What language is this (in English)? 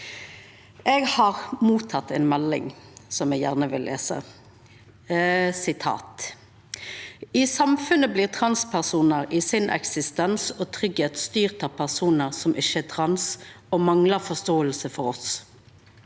Norwegian